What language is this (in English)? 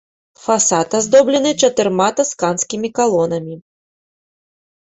Belarusian